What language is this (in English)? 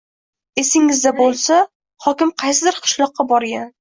Uzbek